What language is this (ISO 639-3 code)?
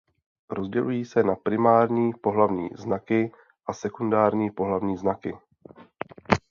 ces